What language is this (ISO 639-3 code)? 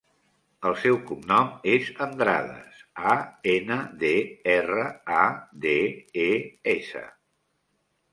cat